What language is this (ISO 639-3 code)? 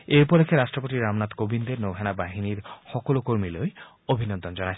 asm